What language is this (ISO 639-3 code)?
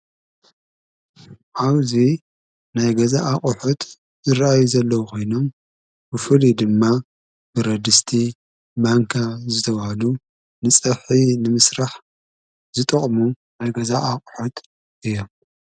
tir